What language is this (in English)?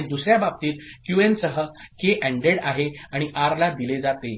Marathi